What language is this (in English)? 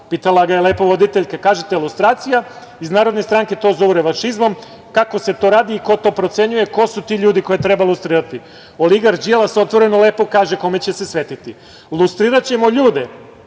Serbian